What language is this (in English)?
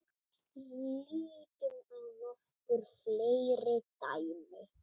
Icelandic